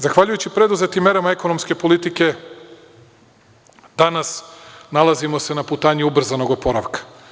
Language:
Serbian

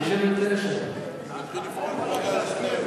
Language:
Hebrew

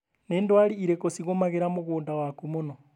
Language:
Kikuyu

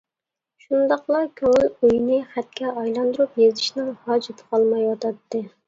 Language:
Uyghur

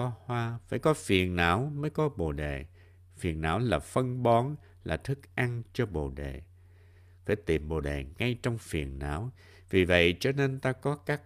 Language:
Vietnamese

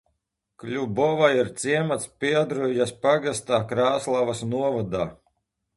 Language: Latvian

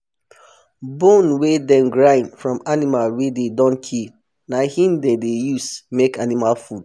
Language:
Nigerian Pidgin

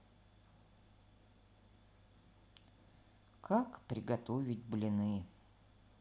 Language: Russian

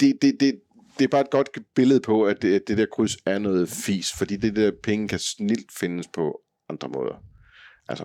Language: Danish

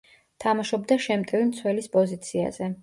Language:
Georgian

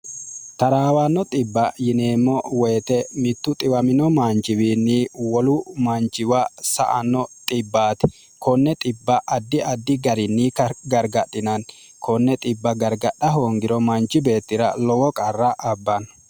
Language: Sidamo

